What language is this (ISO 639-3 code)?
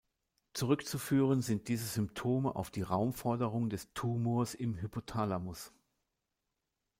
deu